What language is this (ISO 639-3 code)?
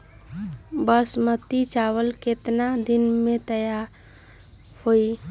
mag